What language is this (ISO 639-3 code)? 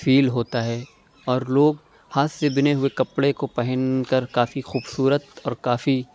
urd